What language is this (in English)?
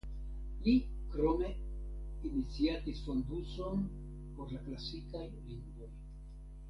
Esperanto